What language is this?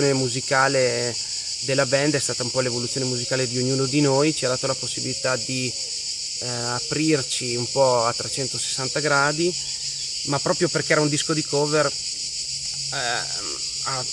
Italian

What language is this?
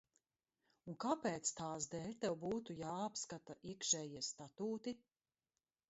Latvian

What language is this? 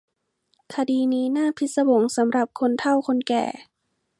Thai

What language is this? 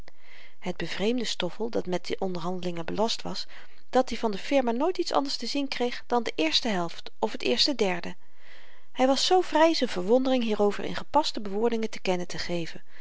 Dutch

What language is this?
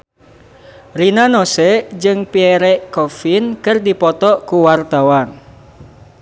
Sundanese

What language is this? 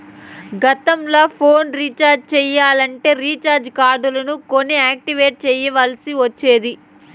Telugu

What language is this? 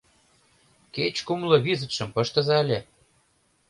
Mari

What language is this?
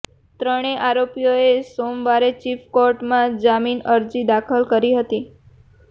Gujarati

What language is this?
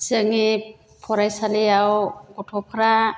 Bodo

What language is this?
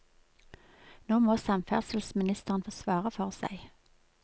Norwegian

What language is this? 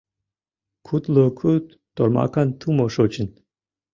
Mari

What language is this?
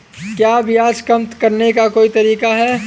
Hindi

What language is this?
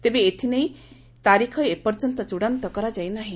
Odia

